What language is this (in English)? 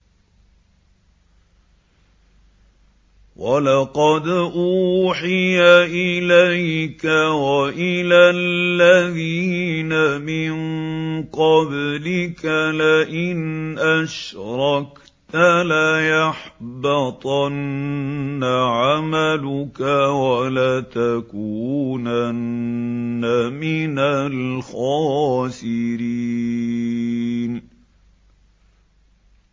Arabic